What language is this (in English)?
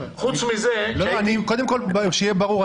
Hebrew